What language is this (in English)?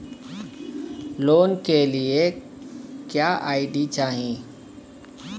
Bhojpuri